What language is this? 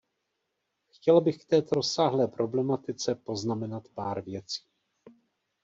Czech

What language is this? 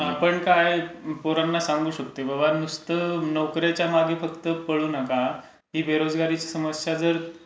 Marathi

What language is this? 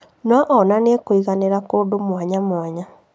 Kikuyu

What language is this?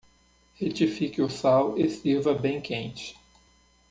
Portuguese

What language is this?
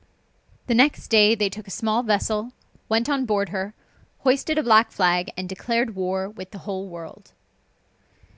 English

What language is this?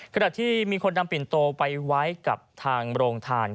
Thai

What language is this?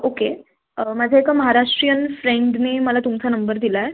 Marathi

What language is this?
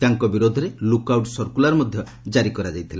Odia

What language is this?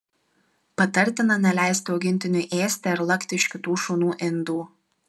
Lithuanian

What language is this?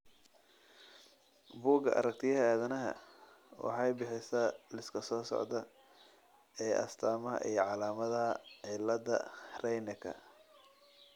Somali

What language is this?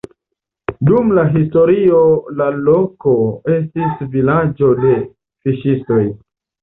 Esperanto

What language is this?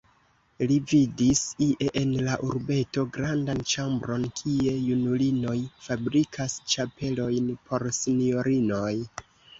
Esperanto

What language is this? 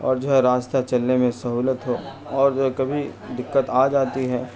Urdu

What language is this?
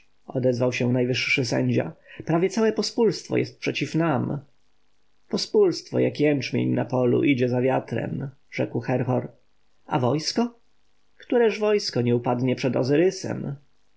Polish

